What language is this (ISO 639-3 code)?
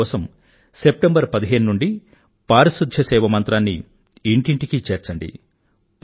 tel